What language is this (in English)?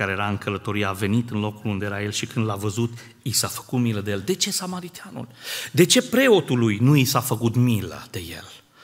Romanian